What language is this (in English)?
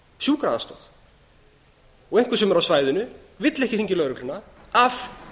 Icelandic